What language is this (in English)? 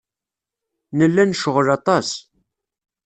Kabyle